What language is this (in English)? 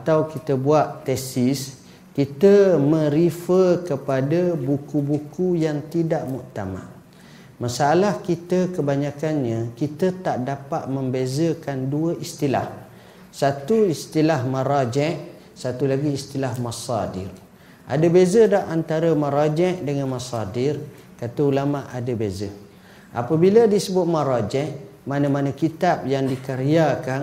Malay